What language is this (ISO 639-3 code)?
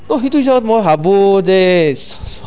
asm